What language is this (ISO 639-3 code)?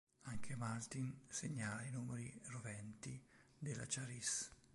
ita